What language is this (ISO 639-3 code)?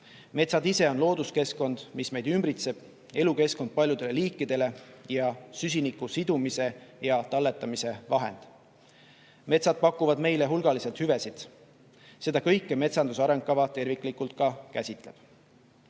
est